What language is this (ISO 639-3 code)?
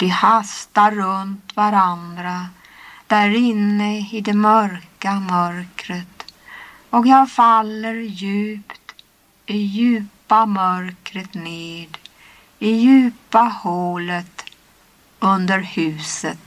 swe